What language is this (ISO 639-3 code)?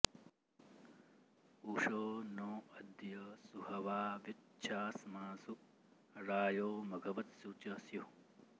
san